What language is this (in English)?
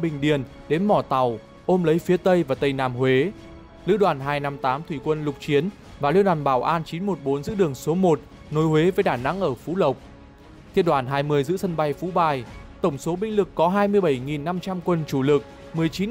Vietnamese